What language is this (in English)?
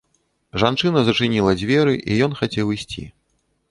Belarusian